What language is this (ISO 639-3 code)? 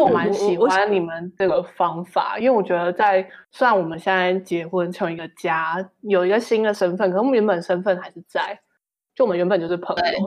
zho